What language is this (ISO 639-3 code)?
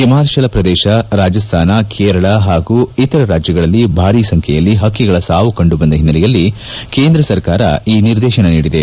kan